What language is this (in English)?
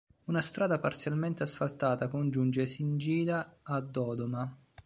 Italian